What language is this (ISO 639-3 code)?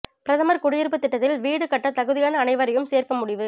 tam